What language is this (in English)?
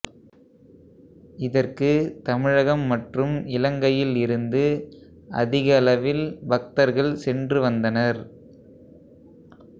Tamil